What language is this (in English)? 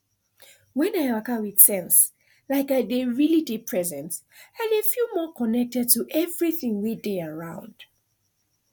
Nigerian Pidgin